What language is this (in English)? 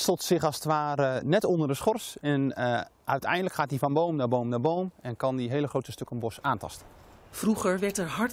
Dutch